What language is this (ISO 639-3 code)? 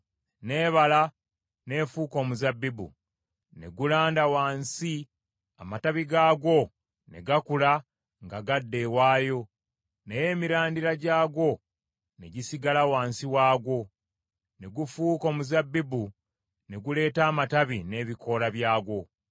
lug